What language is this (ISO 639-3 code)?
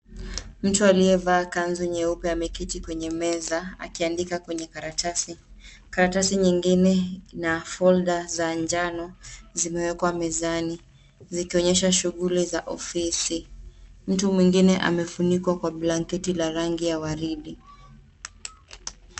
swa